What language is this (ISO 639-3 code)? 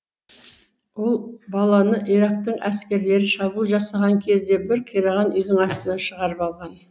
kaz